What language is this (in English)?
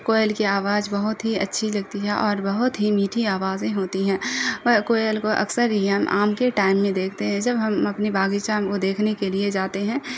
Urdu